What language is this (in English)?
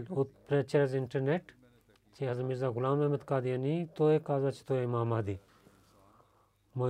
Bulgarian